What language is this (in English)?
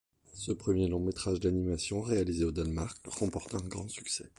French